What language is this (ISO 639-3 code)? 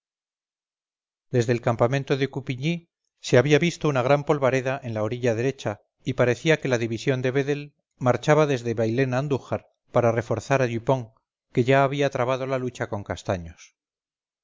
spa